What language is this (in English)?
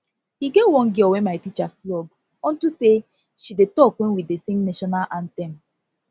Nigerian Pidgin